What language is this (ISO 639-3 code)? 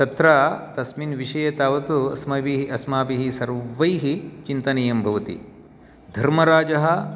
san